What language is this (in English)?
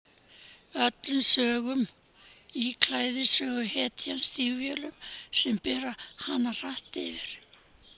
Icelandic